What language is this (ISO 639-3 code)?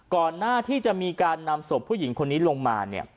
tha